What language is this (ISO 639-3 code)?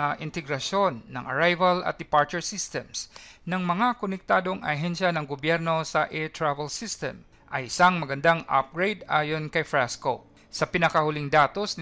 fil